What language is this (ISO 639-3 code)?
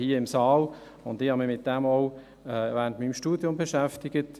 gsw